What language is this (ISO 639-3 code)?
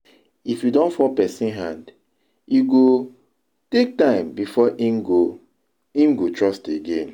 pcm